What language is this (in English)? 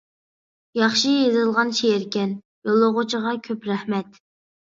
Uyghur